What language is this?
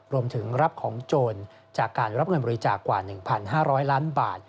Thai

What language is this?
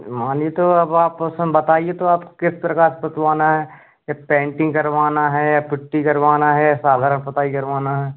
Hindi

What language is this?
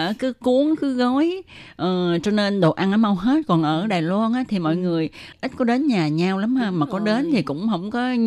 Vietnamese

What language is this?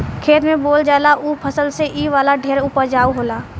Bhojpuri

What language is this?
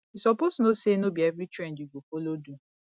Nigerian Pidgin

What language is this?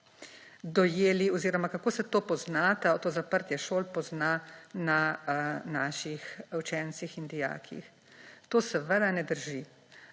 Slovenian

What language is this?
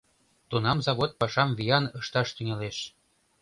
Mari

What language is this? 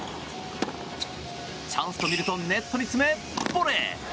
Japanese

